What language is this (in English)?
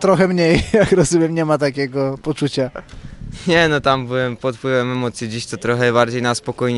Polish